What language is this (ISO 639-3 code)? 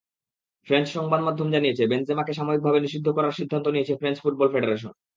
ben